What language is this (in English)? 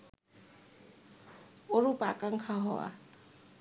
Bangla